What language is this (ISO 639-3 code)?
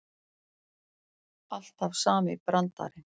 isl